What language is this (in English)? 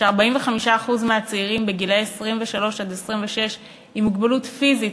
Hebrew